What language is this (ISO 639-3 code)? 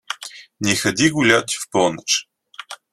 rus